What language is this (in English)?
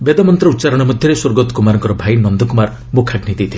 Odia